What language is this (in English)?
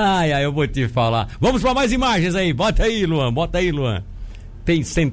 Portuguese